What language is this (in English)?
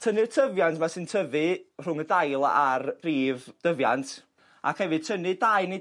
Welsh